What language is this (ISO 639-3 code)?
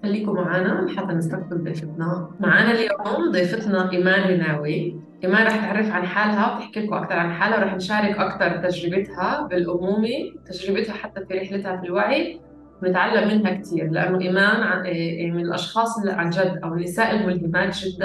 ara